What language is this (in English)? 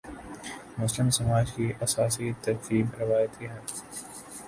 Urdu